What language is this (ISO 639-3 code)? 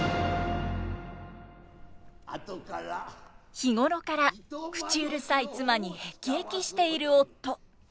jpn